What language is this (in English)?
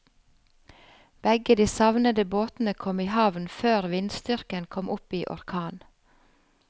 Norwegian